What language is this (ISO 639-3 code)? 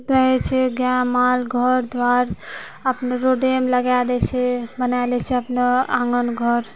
mai